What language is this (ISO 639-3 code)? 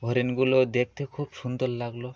ben